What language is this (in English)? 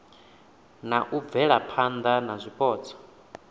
Venda